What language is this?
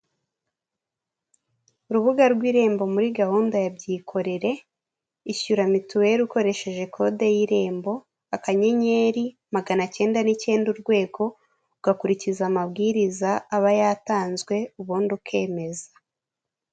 Kinyarwanda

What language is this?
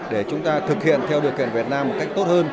Vietnamese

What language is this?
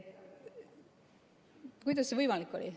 Estonian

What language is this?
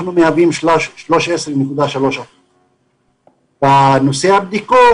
Hebrew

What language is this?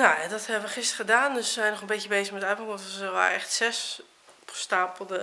Dutch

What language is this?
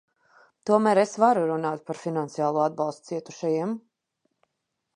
Latvian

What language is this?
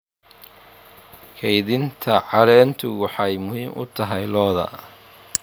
Somali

